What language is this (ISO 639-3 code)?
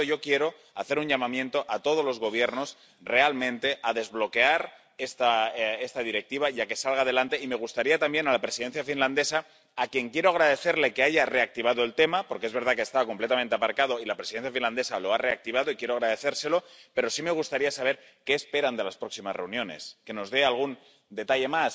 spa